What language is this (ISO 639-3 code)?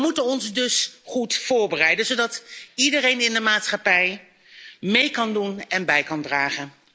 nld